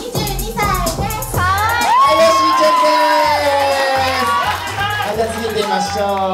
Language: Japanese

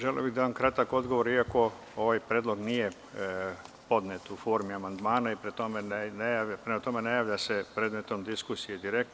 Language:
Serbian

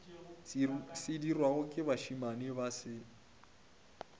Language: Northern Sotho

